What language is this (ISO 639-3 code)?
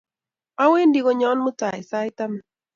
kln